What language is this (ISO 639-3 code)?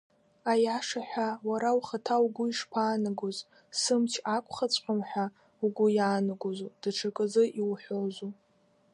abk